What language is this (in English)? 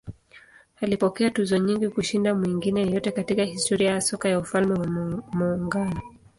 Swahili